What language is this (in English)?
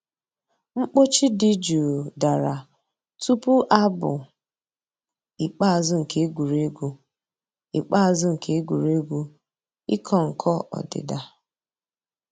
Igbo